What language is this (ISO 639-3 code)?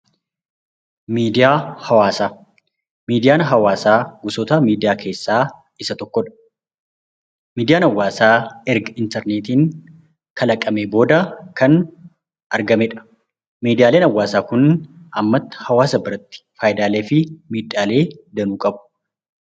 orm